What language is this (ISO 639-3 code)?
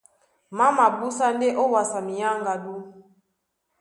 dua